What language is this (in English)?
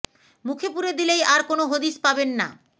Bangla